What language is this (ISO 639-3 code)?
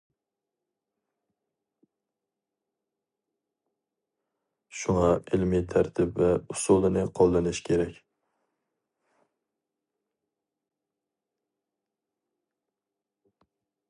uig